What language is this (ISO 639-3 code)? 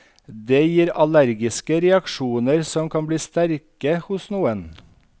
nor